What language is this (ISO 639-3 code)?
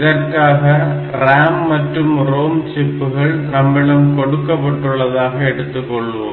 tam